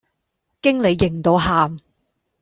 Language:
Cantonese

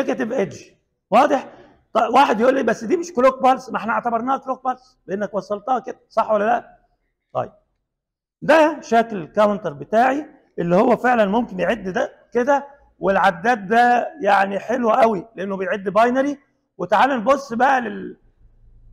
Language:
Arabic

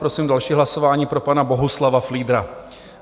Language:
Czech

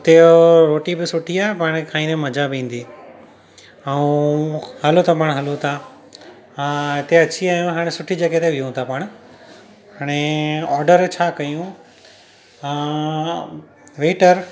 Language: Sindhi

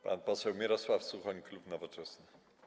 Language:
Polish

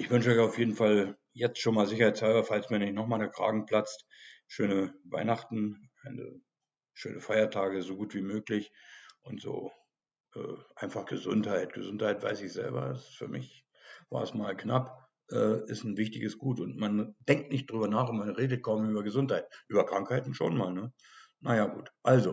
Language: German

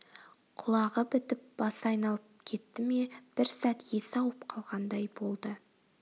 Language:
Kazakh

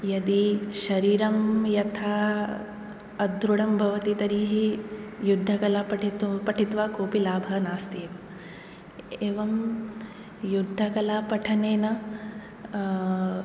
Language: Sanskrit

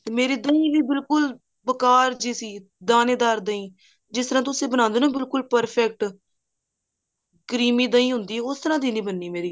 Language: Punjabi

